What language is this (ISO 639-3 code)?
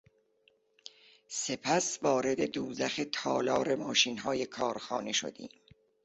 fas